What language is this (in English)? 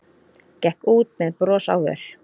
Icelandic